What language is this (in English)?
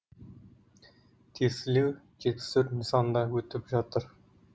Kazakh